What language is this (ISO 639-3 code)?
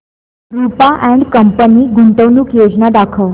mar